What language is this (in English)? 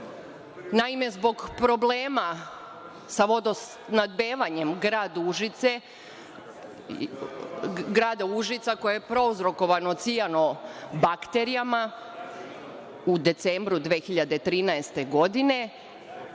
Serbian